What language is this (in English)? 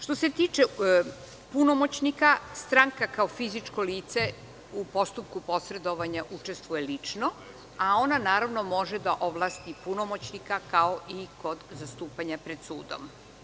Serbian